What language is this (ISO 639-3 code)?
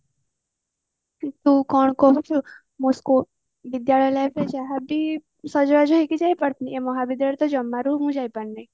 ori